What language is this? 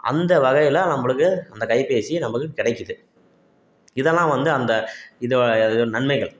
Tamil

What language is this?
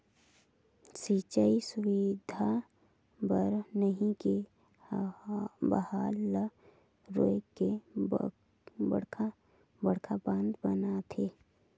Chhattisgarhi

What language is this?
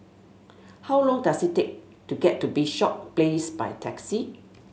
English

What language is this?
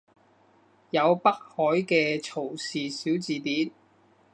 Cantonese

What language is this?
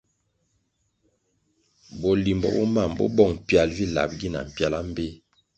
Kwasio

